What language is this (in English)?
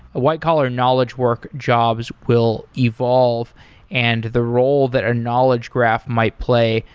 English